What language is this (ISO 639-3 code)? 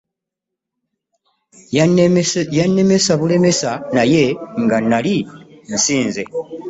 lug